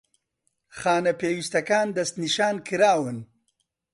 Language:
Central Kurdish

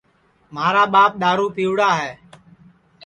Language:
Sansi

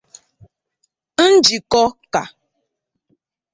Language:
Igbo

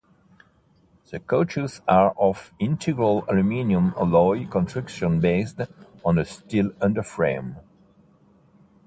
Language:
English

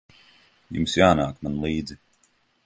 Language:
Latvian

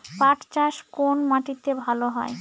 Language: Bangla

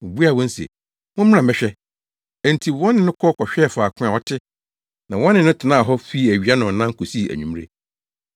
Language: Akan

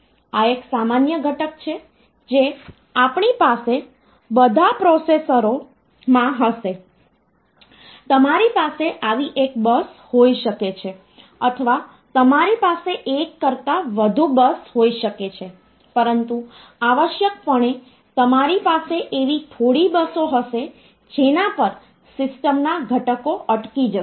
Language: Gujarati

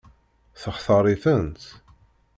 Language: Kabyle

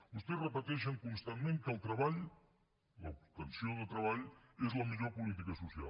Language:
Catalan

